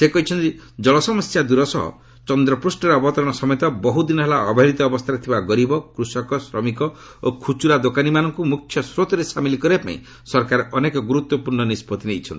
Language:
Odia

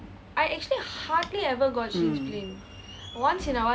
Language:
English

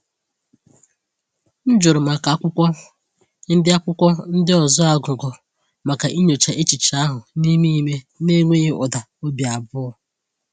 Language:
Igbo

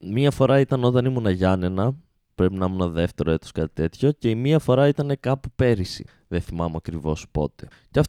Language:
Greek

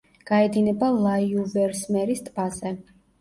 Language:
Georgian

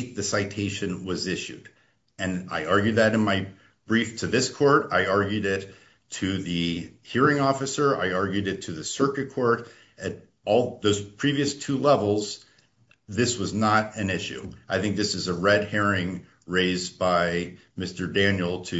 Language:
English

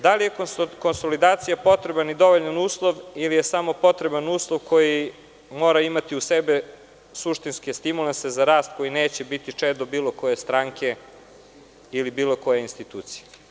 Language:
Serbian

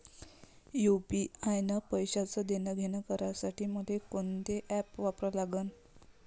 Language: Marathi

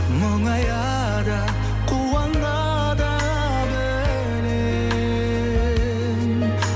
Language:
Kazakh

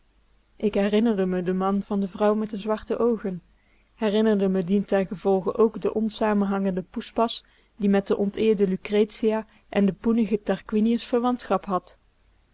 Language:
Dutch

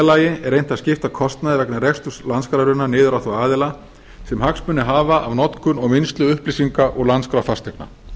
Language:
Icelandic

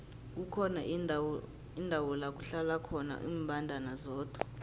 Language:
South Ndebele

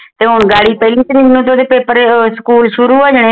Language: Punjabi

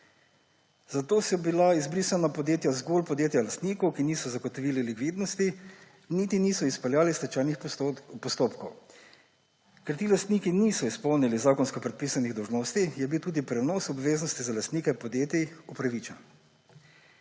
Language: Slovenian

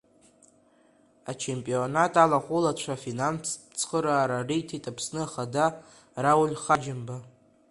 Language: Abkhazian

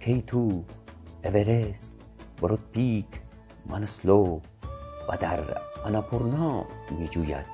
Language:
Persian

